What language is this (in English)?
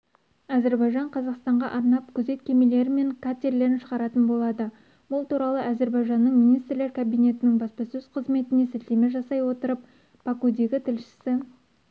Kazakh